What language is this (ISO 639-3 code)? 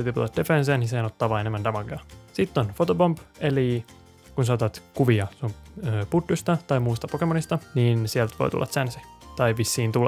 fin